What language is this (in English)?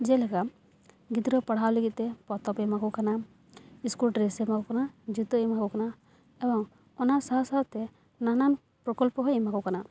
Santali